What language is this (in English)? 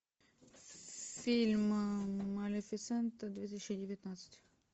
Russian